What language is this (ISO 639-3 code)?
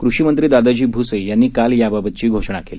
mar